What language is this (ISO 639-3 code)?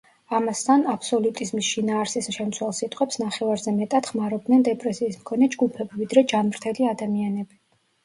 kat